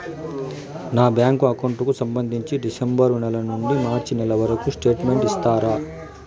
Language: Telugu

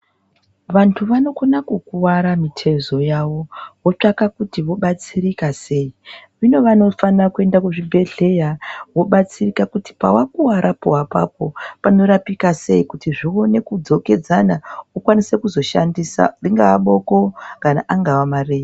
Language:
Ndau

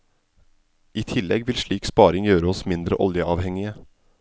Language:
Norwegian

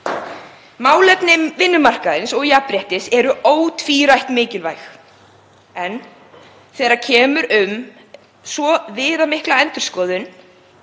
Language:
Icelandic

